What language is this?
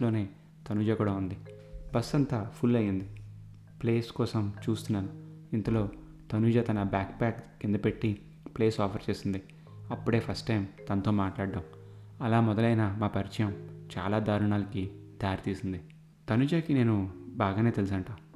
Telugu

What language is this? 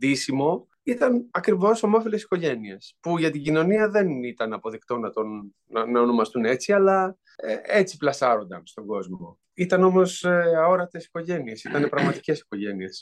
Greek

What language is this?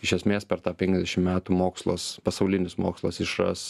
Lithuanian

